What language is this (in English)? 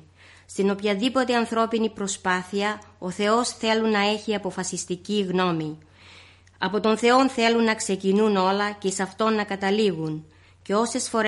Greek